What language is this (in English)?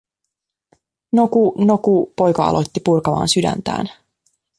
Finnish